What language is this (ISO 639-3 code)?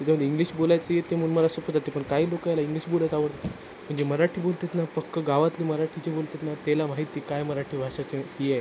mar